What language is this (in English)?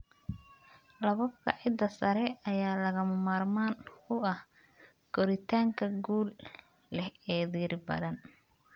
Somali